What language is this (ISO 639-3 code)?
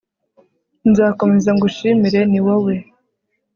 kin